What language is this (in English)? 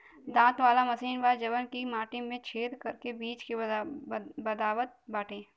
Bhojpuri